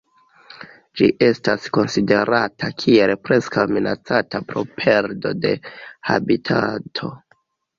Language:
Esperanto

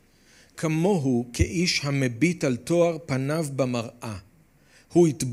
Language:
Hebrew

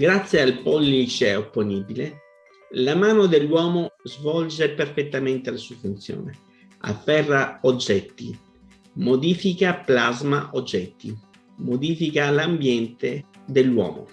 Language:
Italian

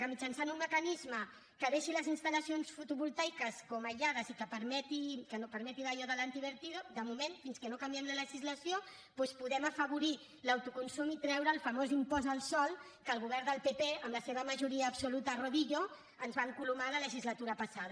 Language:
Catalan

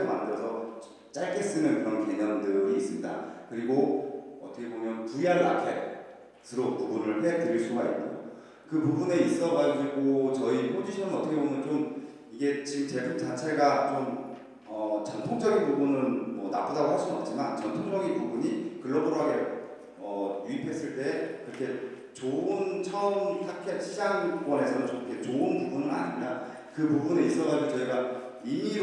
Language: Korean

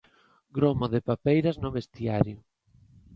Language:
Galician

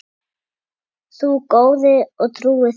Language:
Icelandic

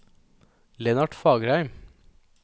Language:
Norwegian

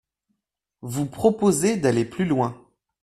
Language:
French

